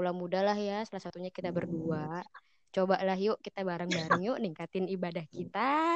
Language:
Indonesian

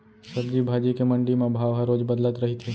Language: Chhattisgarhi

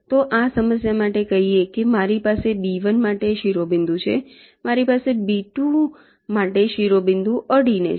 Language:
Gujarati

